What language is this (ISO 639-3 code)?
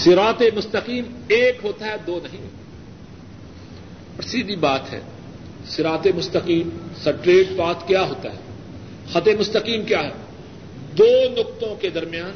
urd